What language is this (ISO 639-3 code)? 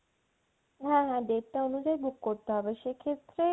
ben